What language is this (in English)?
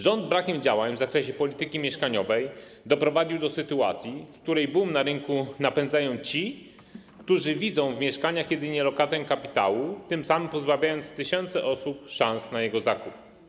Polish